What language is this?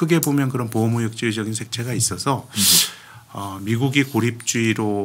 Korean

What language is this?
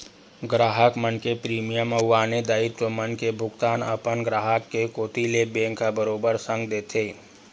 Chhattisgarhi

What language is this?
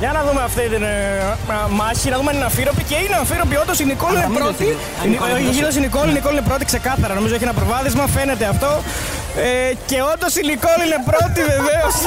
Greek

